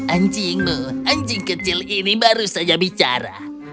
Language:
Indonesian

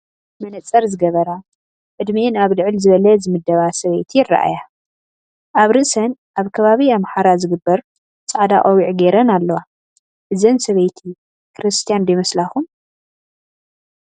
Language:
Tigrinya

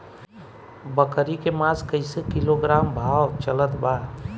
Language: Bhojpuri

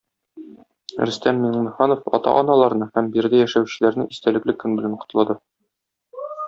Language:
Tatar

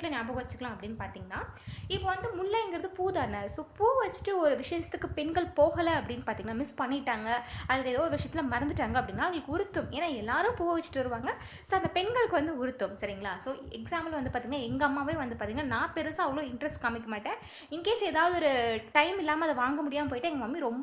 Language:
Indonesian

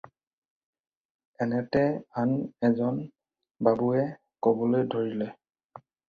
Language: Assamese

